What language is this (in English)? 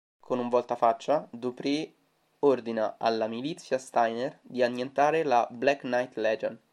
Italian